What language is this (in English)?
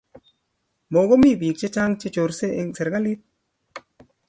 Kalenjin